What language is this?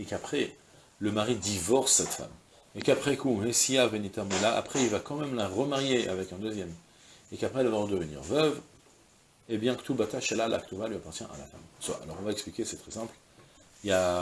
French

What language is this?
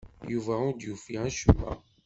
Kabyle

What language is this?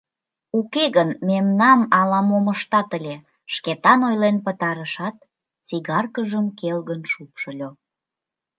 Mari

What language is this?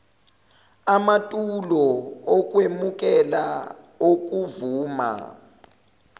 Zulu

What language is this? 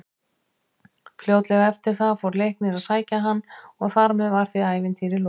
Icelandic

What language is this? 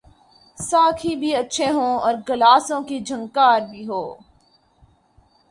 Urdu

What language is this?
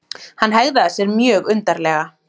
Icelandic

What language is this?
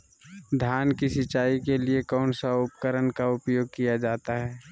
Magahi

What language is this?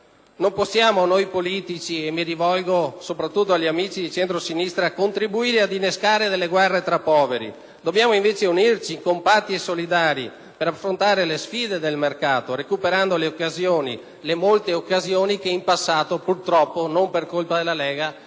Italian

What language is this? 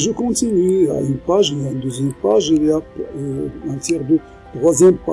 French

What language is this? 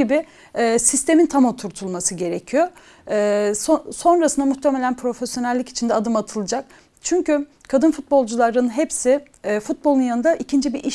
Turkish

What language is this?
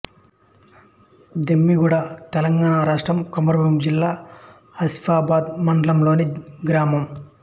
Telugu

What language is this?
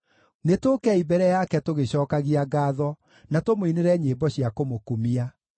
Kikuyu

